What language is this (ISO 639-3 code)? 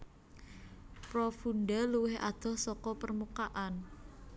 jav